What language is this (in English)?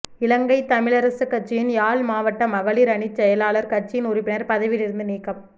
Tamil